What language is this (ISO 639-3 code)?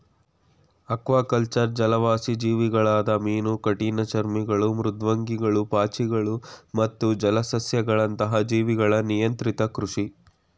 kan